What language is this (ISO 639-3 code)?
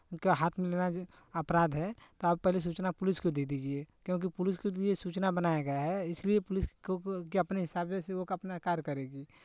hin